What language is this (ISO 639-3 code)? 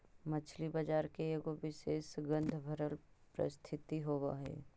mag